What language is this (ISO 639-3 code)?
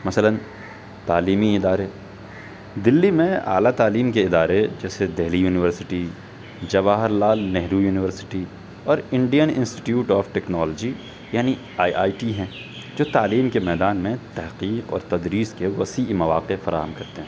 urd